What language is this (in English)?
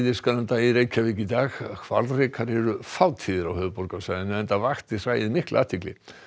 Icelandic